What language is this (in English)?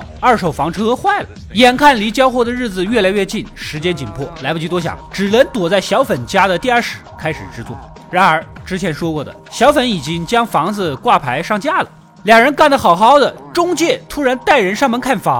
Chinese